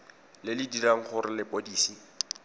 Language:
Tswana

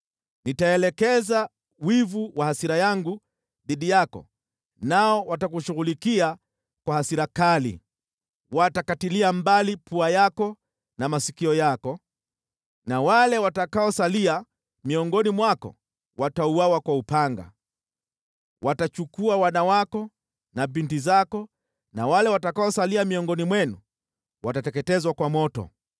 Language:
Swahili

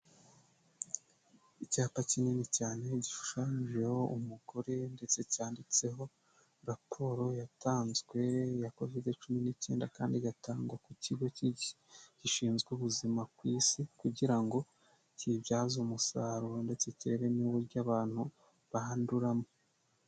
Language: Kinyarwanda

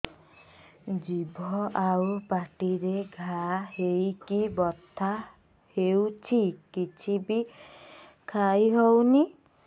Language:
Odia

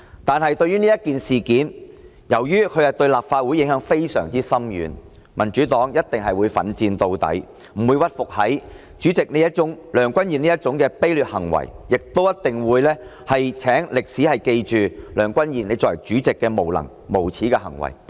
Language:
Cantonese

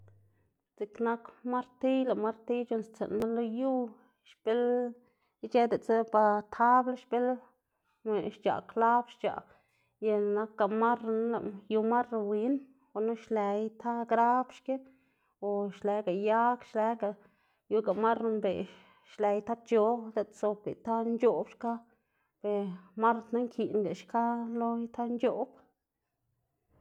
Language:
Xanaguía Zapotec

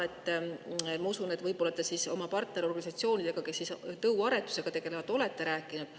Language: Estonian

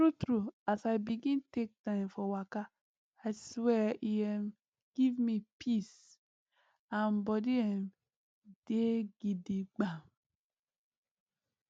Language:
Nigerian Pidgin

